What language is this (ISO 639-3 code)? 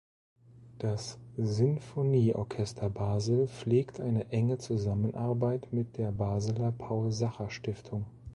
deu